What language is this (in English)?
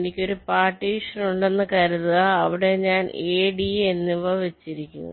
Malayalam